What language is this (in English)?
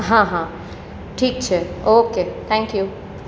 Gujarati